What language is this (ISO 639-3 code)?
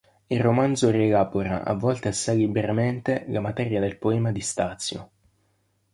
ita